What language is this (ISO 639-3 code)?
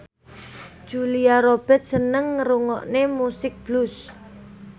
jav